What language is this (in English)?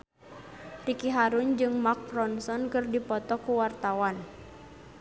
Sundanese